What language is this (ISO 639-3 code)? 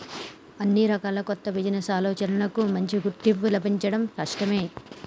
tel